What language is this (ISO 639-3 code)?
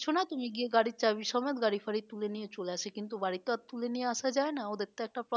ben